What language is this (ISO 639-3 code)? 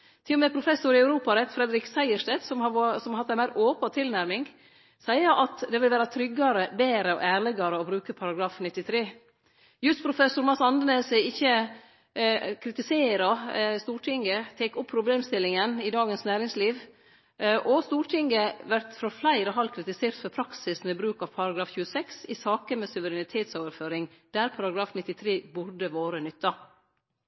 nno